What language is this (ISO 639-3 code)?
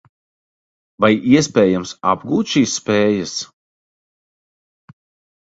lav